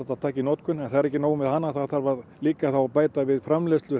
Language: Icelandic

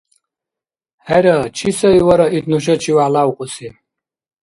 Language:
Dargwa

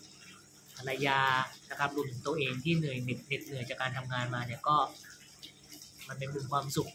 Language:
Thai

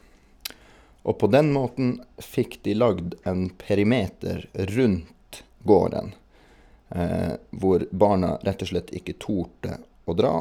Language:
Norwegian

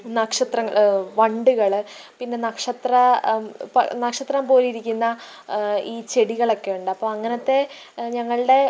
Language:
Malayalam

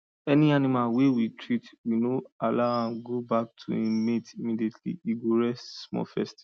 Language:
Nigerian Pidgin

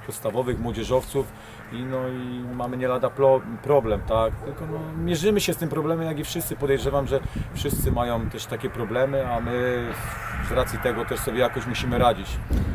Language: Polish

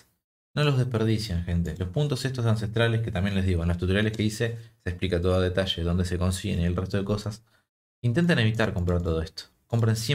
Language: Spanish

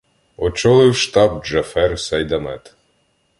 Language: Ukrainian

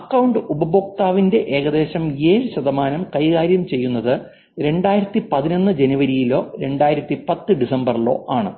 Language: Malayalam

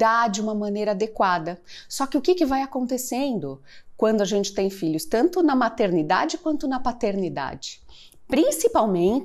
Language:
Portuguese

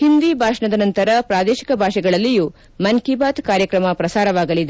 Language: Kannada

